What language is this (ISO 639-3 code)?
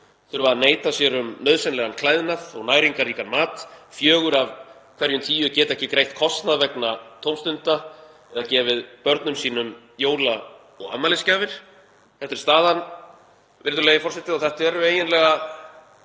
isl